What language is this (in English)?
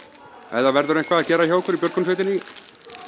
Icelandic